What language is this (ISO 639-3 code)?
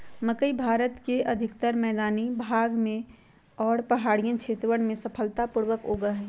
mag